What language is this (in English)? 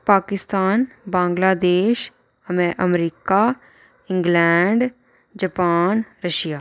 Dogri